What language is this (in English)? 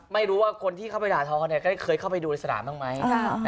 Thai